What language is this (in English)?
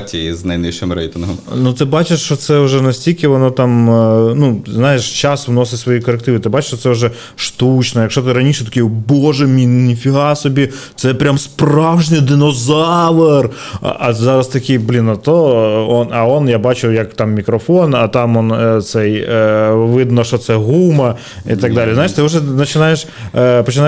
Ukrainian